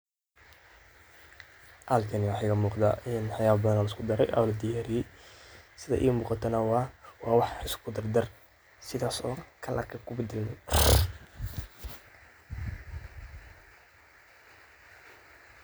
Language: Somali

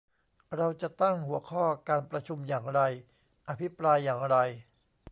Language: Thai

